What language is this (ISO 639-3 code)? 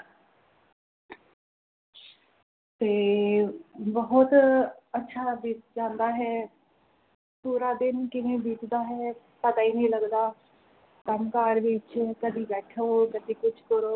pan